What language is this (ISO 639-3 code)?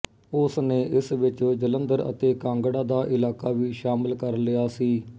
pan